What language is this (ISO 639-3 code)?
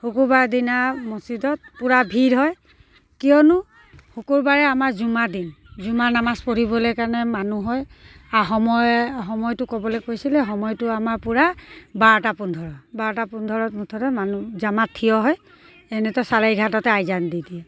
asm